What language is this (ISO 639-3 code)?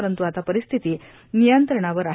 mar